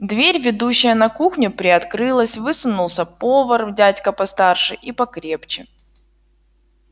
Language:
Russian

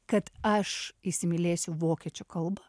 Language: Lithuanian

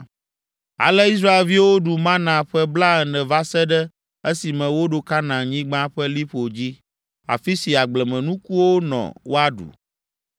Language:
Ewe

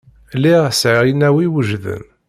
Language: Kabyle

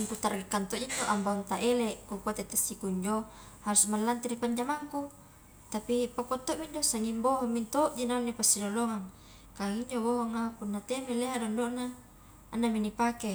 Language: Highland Konjo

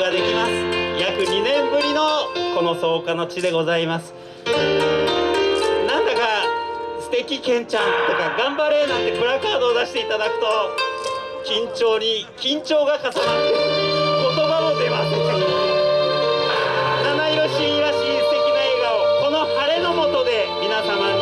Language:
Japanese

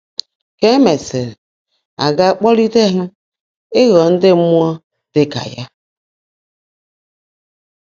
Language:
Igbo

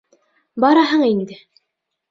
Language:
Bashkir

